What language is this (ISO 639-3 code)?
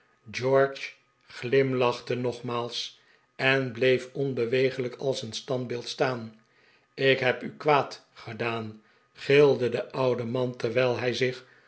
nld